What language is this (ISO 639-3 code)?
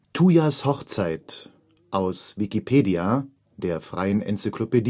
deu